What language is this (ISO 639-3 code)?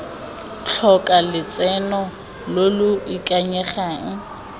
tsn